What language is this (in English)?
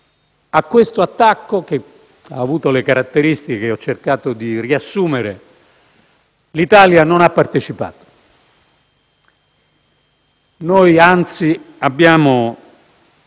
Italian